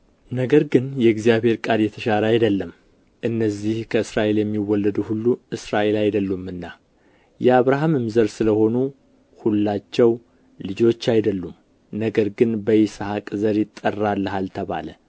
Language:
Amharic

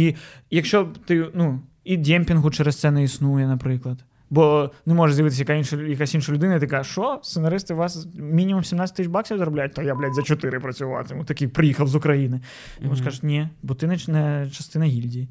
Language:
Ukrainian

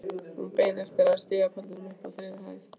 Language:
Icelandic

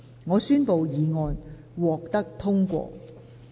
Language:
Cantonese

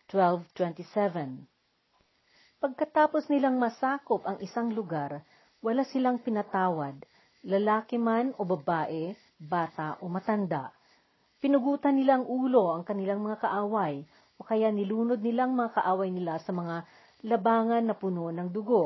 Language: Filipino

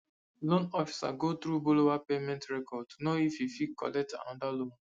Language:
Nigerian Pidgin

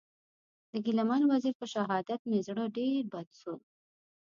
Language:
Pashto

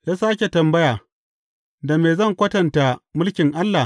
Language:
Hausa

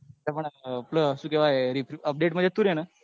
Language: Gujarati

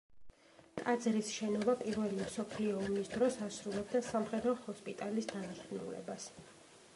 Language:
Georgian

